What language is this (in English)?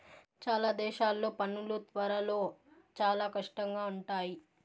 Telugu